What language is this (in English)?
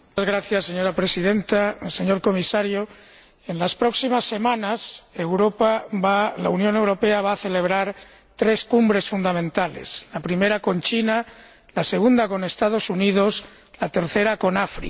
Spanish